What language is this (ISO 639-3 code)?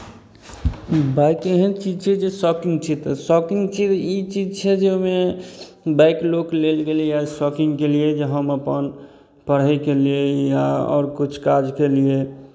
mai